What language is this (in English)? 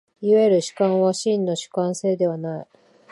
Japanese